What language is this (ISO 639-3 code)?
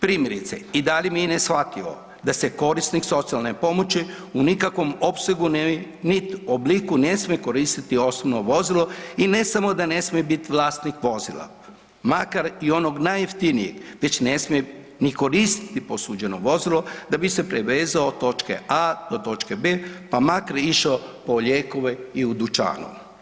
hrv